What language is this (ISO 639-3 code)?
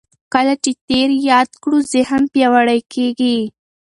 pus